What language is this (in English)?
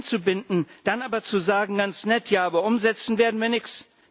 German